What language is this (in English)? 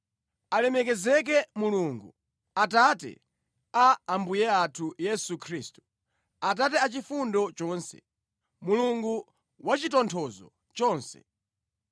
Nyanja